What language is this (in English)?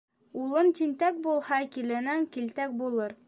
Bashkir